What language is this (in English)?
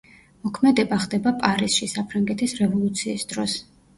Georgian